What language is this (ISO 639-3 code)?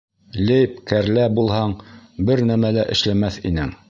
bak